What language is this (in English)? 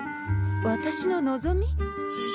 Japanese